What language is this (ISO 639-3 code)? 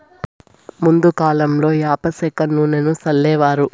tel